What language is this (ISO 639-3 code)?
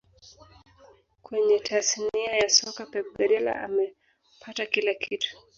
swa